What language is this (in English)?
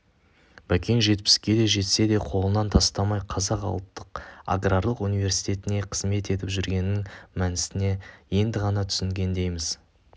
Kazakh